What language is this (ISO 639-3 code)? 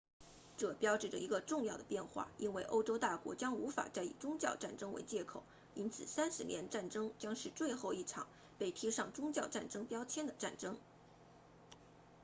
zho